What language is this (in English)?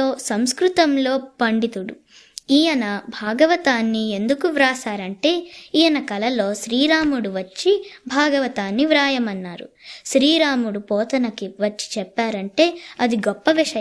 Telugu